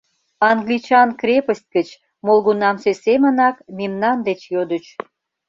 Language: Mari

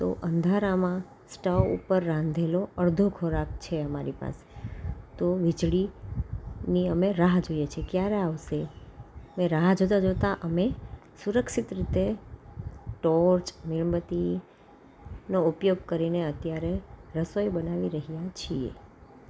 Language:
Gujarati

